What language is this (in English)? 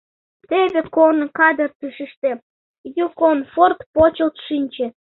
Mari